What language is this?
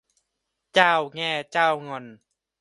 Thai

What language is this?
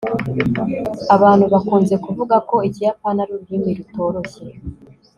Kinyarwanda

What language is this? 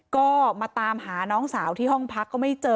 Thai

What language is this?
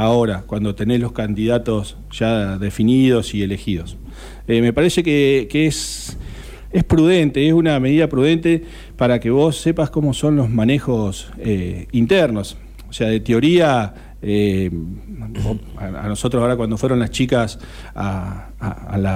Spanish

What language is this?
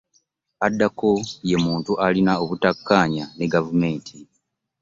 Ganda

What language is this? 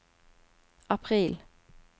Norwegian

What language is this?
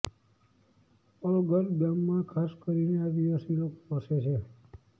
Gujarati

